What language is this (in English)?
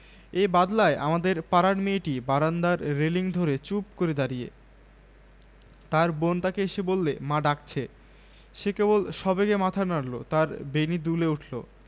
Bangla